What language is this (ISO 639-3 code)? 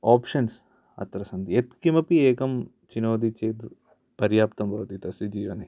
san